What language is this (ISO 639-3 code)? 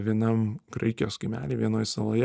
lit